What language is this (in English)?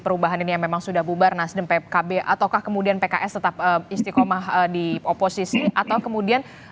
Indonesian